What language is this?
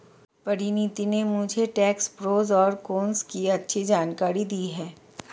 Hindi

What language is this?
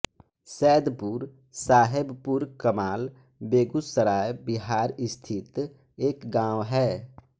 Hindi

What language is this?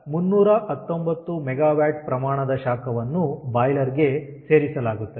Kannada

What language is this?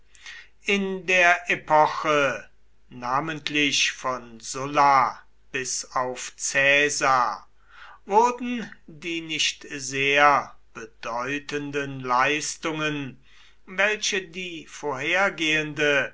German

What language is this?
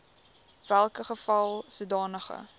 Afrikaans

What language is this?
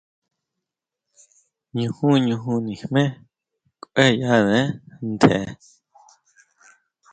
Huautla Mazatec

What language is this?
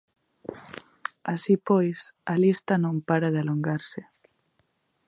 Galician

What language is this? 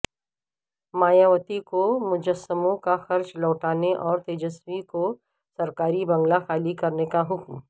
Urdu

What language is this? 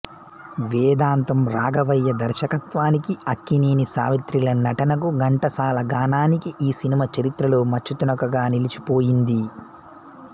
Telugu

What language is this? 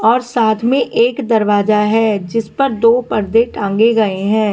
Hindi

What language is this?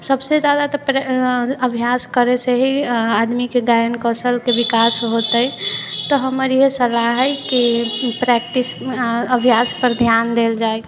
Maithili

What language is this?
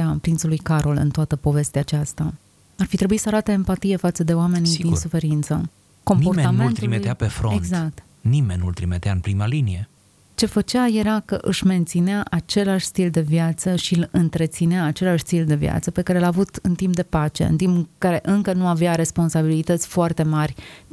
Romanian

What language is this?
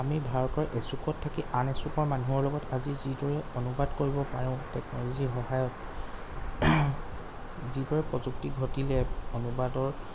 Assamese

